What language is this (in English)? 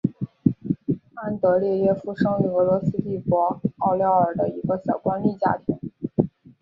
Chinese